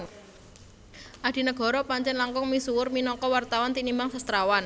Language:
Javanese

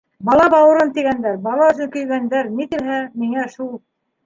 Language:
Bashkir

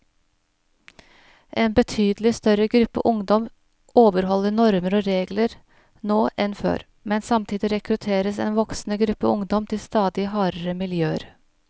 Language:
Norwegian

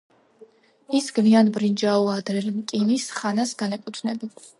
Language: Georgian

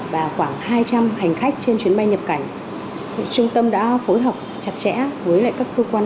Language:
Vietnamese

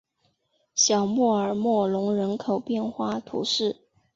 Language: Chinese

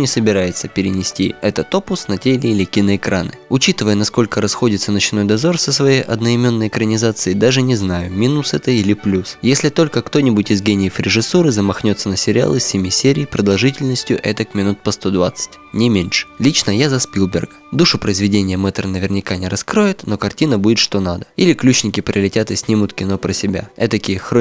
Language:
Russian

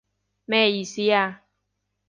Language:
Cantonese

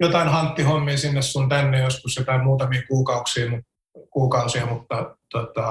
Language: Finnish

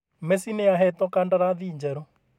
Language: Kikuyu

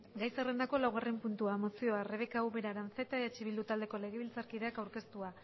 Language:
Basque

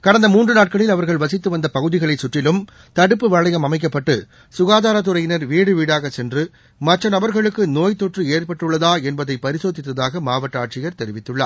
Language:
Tamil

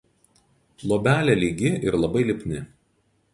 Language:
Lithuanian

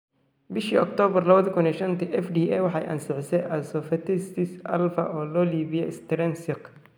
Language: Somali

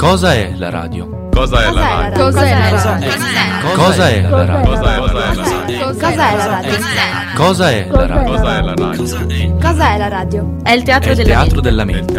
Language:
Italian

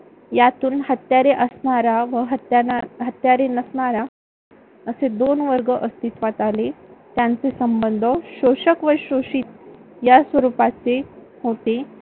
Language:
Marathi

